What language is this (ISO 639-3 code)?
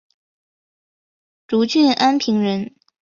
zho